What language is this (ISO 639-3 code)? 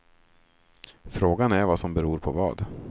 swe